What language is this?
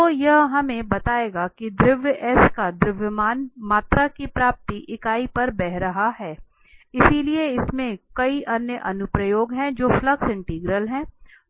Hindi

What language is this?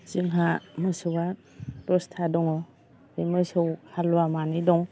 Bodo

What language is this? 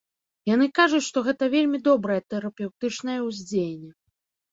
Belarusian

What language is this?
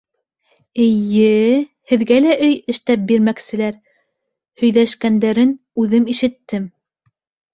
Bashkir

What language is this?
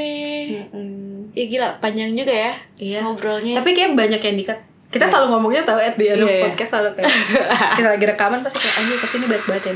Indonesian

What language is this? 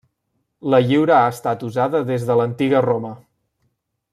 Catalan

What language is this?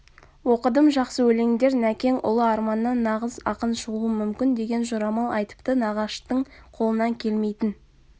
Kazakh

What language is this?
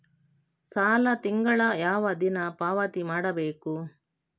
Kannada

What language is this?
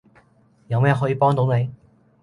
Cantonese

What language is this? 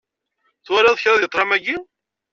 Kabyle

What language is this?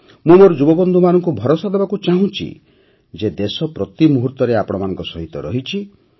Odia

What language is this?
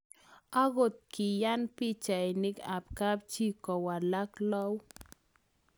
Kalenjin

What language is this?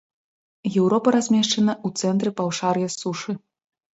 Belarusian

